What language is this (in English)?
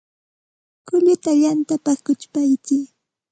Santa Ana de Tusi Pasco Quechua